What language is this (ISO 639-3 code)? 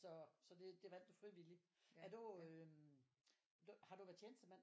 dan